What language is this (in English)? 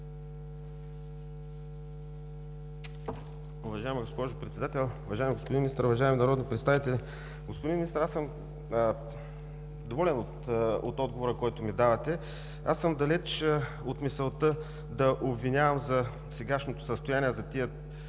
Bulgarian